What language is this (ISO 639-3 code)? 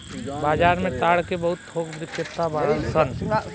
bho